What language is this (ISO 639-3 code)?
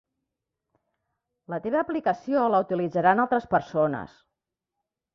cat